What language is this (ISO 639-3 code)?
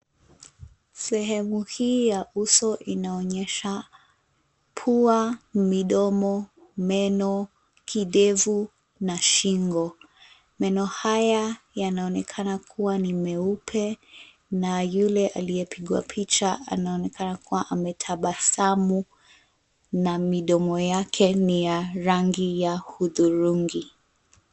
swa